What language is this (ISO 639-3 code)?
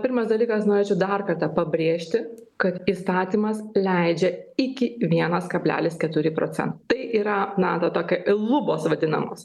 lit